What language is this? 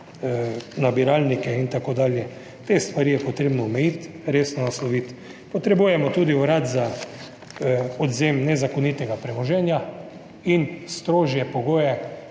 Slovenian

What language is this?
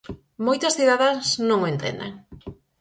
Galician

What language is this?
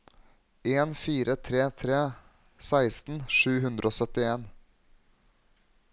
Norwegian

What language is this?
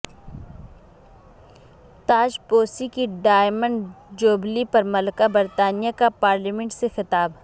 Urdu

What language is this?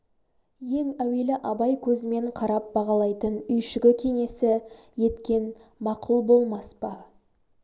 Kazakh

